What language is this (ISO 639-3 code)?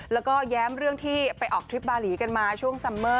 tha